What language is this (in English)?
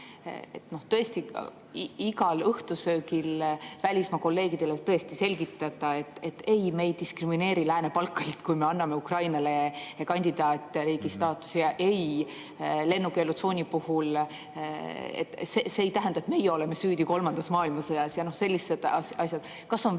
Estonian